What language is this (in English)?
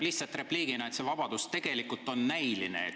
Estonian